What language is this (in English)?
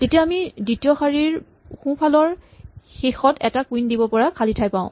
Assamese